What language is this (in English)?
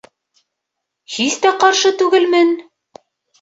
Bashkir